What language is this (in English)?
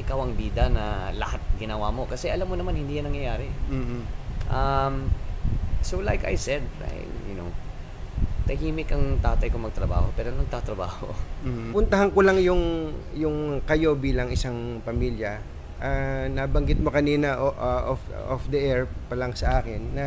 Filipino